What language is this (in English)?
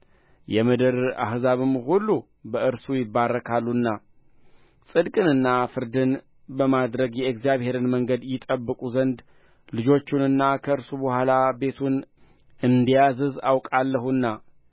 Amharic